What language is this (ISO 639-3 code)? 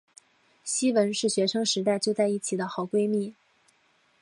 zho